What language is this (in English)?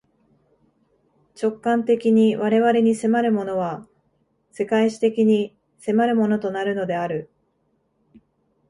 Japanese